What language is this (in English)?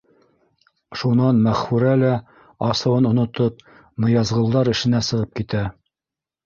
Bashkir